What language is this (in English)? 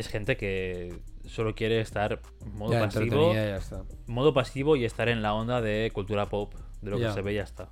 Spanish